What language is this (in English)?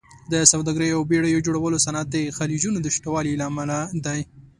Pashto